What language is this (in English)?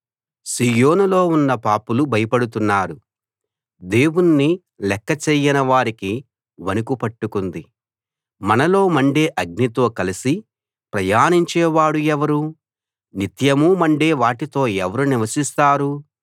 Telugu